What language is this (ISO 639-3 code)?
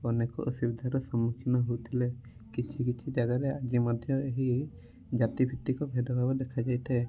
ori